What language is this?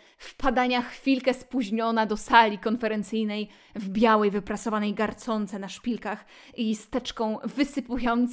Polish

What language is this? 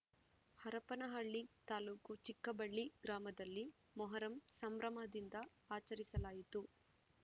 Kannada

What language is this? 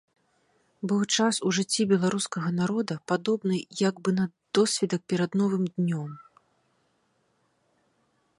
Belarusian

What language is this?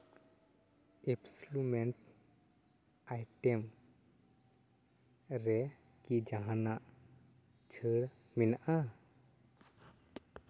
Santali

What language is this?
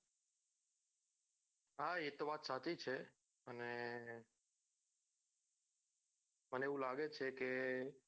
Gujarati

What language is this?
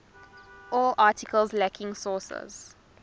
English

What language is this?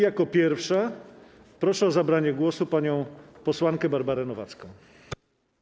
Polish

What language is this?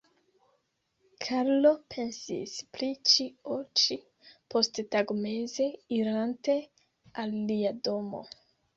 Esperanto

